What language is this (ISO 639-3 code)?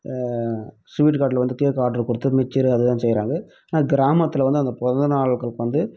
tam